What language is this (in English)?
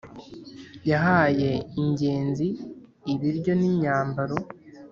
Kinyarwanda